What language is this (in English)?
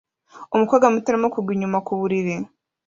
Kinyarwanda